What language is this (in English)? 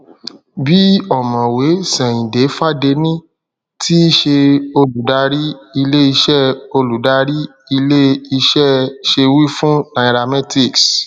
Yoruba